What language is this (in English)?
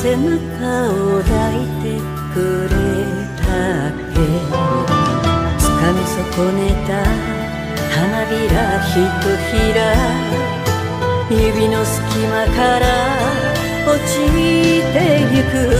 Japanese